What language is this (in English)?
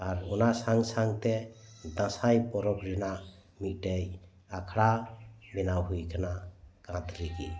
Santali